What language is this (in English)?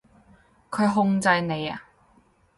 Cantonese